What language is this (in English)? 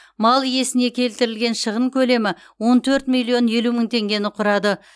Kazakh